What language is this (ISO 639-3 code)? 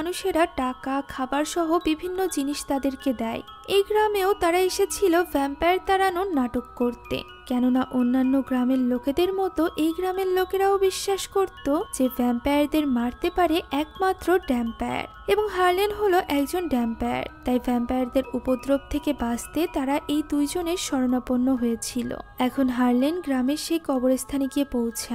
hin